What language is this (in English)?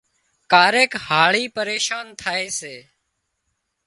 Wadiyara Koli